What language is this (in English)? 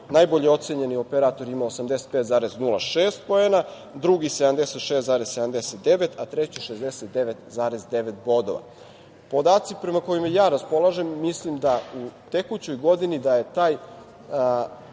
Serbian